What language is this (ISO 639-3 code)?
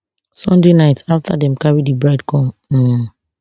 pcm